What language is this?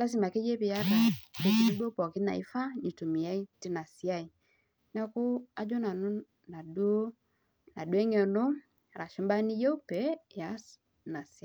Masai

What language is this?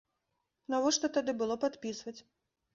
Belarusian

